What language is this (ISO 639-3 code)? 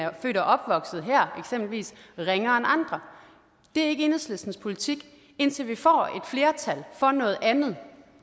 dan